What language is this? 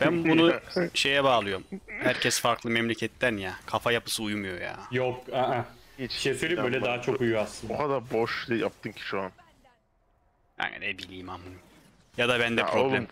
Turkish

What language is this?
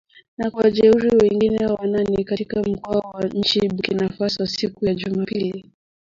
Swahili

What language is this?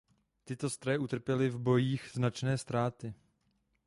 Czech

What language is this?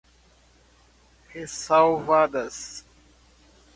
Portuguese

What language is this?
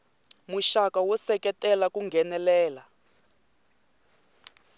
Tsonga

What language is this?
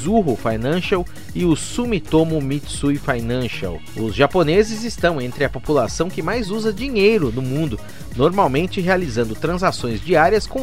Portuguese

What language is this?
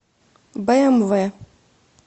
Russian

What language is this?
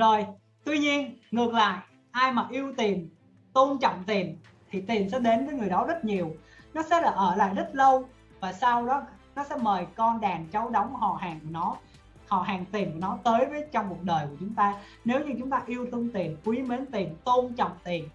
Vietnamese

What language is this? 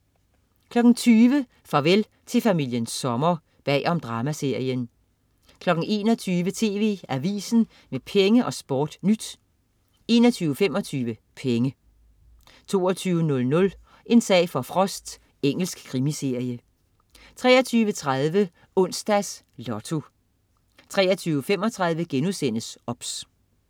Danish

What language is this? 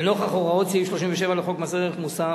Hebrew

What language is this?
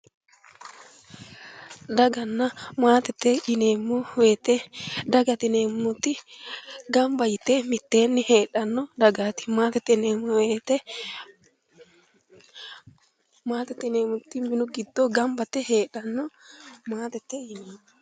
Sidamo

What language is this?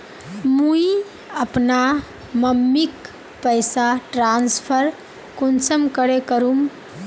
Magahi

